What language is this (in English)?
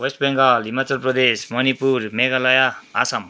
Nepali